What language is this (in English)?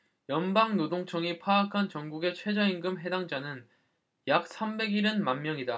Korean